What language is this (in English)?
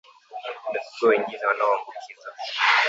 Swahili